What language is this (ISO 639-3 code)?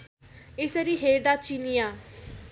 nep